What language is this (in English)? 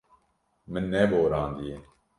Kurdish